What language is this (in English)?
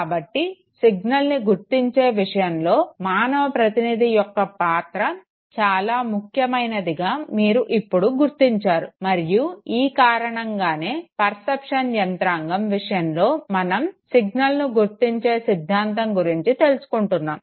Telugu